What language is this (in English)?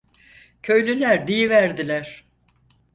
Turkish